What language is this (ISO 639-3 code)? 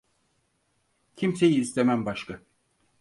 tur